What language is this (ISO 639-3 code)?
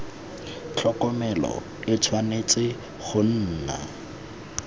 tsn